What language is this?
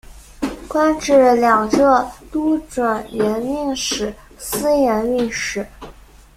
Chinese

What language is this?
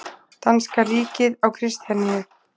Icelandic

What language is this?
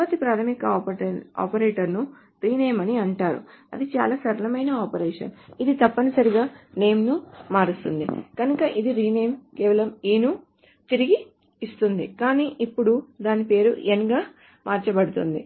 Telugu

